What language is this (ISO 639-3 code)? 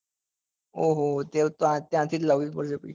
guj